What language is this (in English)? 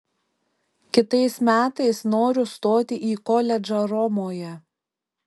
Lithuanian